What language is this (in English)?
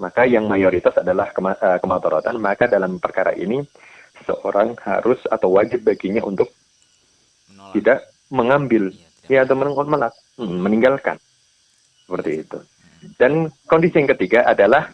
Indonesian